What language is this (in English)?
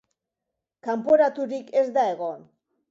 Basque